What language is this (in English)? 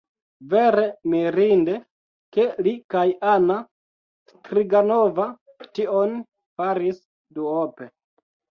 Esperanto